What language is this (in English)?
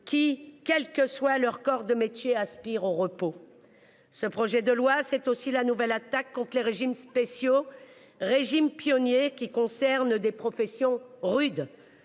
French